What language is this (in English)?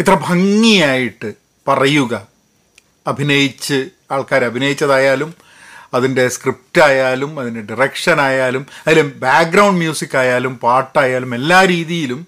Malayalam